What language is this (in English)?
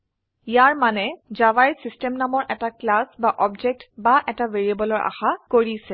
Assamese